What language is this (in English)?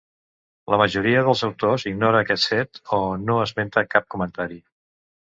Catalan